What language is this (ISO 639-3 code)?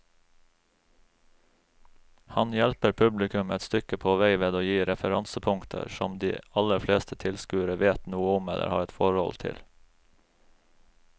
nor